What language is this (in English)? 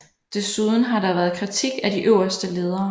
Danish